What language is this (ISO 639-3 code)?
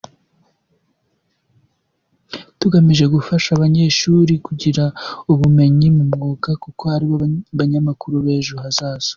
kin